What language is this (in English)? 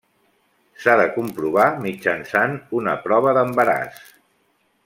Catalan